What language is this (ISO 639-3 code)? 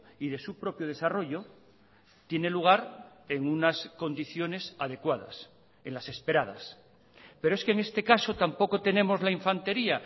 spa